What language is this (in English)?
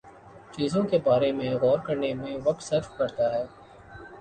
Urdu